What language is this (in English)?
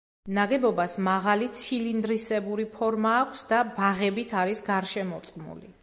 Georgian